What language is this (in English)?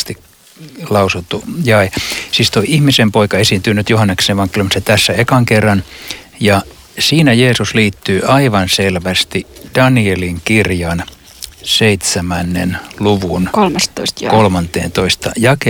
Finnish